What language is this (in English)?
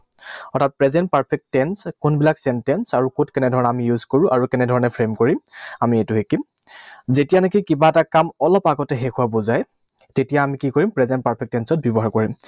Assamese